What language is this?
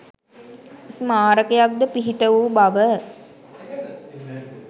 Sinhala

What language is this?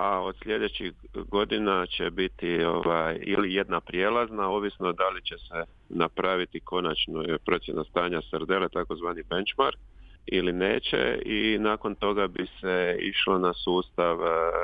Croatian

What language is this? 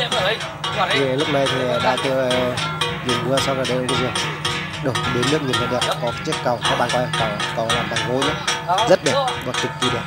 Vietnamese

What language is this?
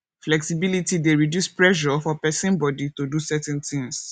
Nigerian Pidgin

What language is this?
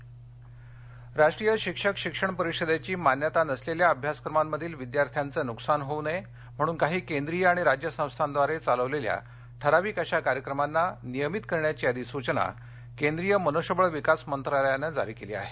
Marathi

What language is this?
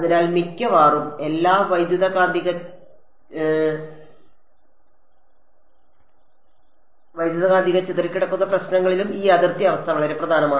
Malayalam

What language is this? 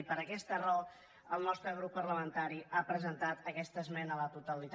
Catalan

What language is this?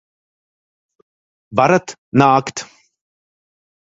Latvian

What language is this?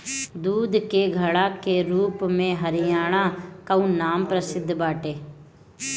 Bhojpuri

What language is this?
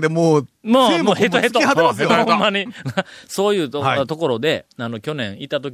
Japanese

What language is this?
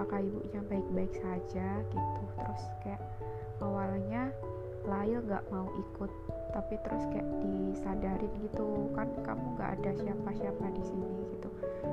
Indonesian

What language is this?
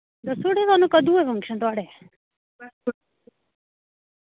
Dogri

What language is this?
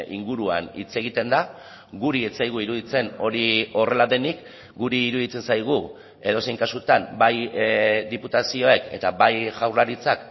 Basque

